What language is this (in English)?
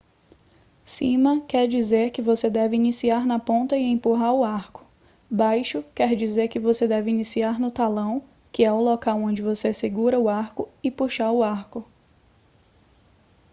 Portuguese